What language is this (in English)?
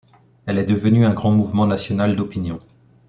French